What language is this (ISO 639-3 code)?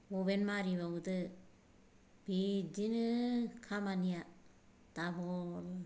brx